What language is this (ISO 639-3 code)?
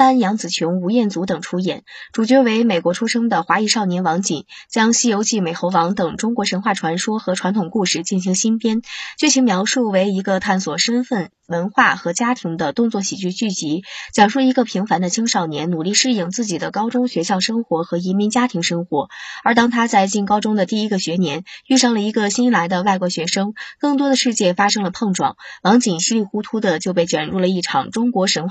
zho